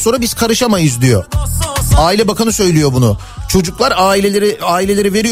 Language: Turkish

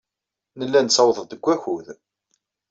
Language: Kabyle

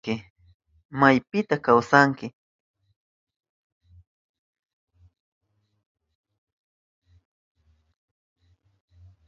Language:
Southern Pastaza Quechua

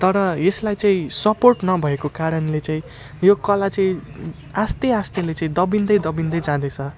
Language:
Nepali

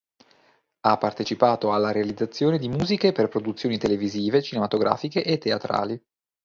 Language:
Italian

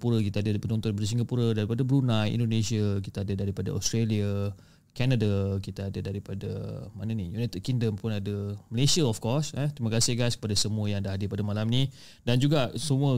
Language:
Malay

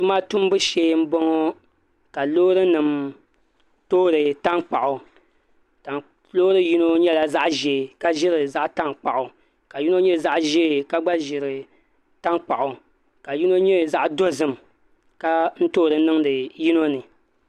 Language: Dagbani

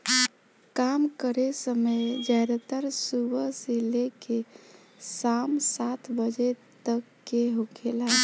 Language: Bhojpuri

